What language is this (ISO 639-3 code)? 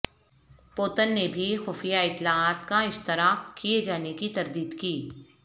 urd